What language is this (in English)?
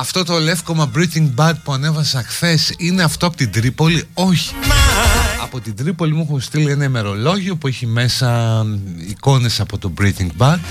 Greek